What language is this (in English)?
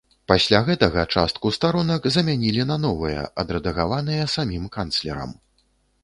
Belarusian